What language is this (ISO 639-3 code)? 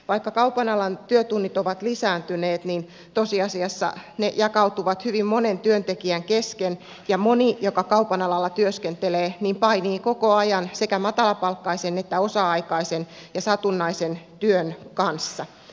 fin